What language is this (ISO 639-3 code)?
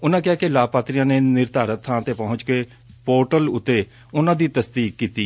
pan